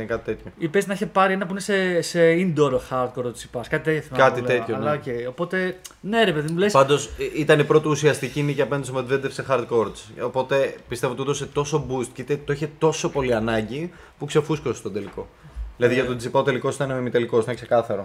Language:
Greek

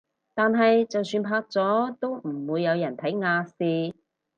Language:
Cantonese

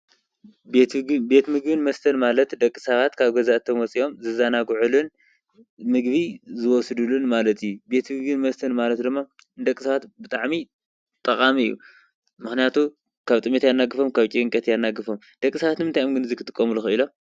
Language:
Tigrinya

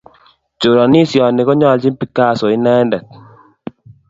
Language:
Kalenjin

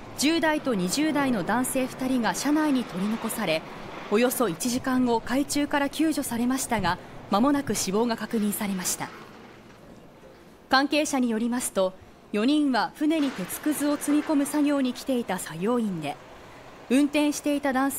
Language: Japanese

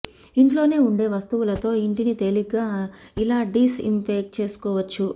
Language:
Telugu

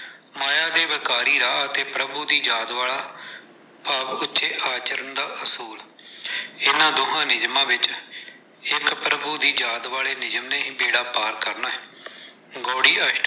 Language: Punjabi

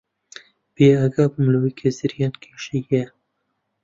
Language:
Central Kurdish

